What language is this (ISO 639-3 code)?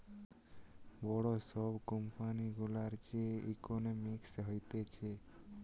ben